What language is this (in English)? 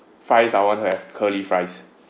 English